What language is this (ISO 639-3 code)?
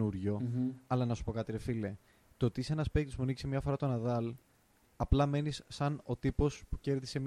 ell